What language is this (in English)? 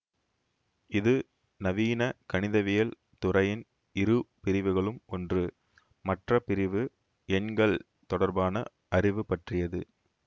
Tamil